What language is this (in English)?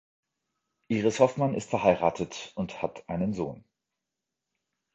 German